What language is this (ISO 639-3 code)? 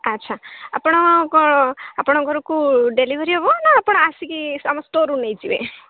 ori